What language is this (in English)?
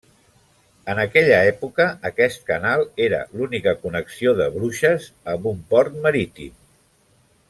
Catalan